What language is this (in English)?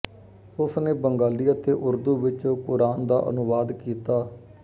Punjabi